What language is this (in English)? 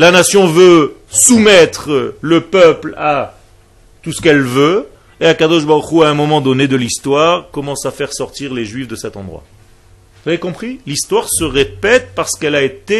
French